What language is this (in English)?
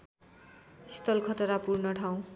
Nepali